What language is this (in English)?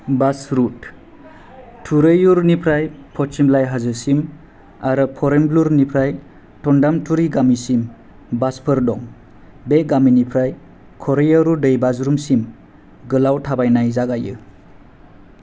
Bodo